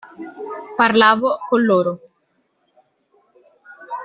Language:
Italian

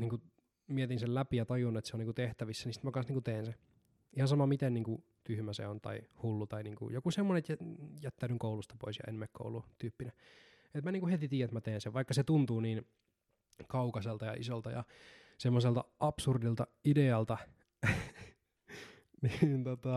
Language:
Finnish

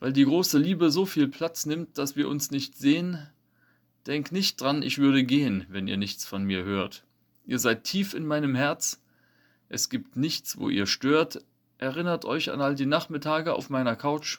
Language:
German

